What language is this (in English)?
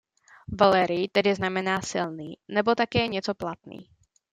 Czech